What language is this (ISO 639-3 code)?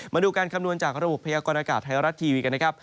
tha